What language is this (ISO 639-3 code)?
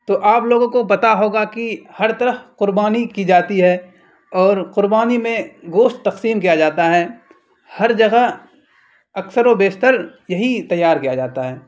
urd